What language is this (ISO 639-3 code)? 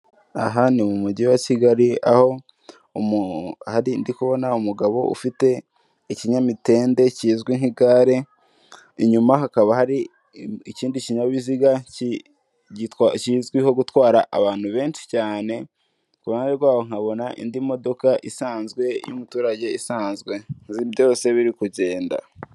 kin